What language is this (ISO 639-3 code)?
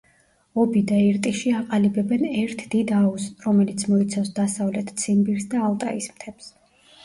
kat